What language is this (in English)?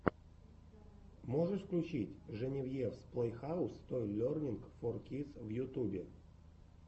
Russian